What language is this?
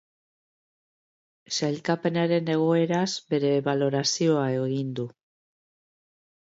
Basque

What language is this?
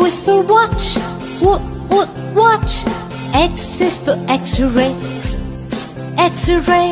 English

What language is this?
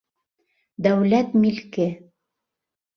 Bashkir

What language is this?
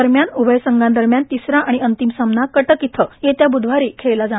Marathi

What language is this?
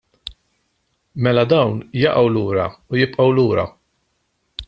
Maltese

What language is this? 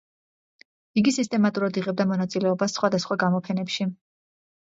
Georgian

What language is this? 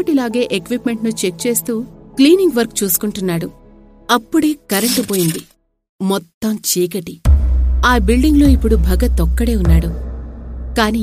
Telugu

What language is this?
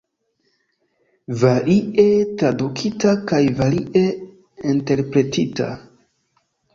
Esperanto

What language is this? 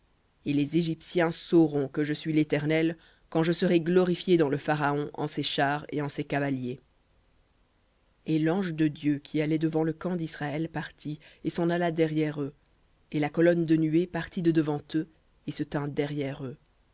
French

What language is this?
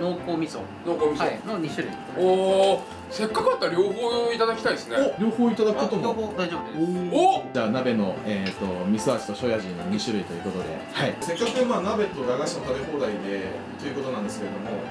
Japanese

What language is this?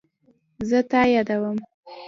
Pashto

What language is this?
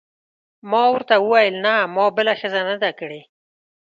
Pashto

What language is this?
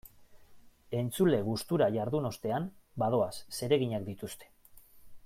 Basque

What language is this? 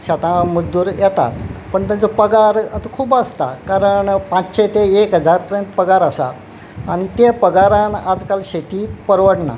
Konkani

